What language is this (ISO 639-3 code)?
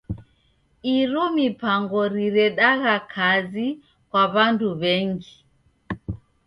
dav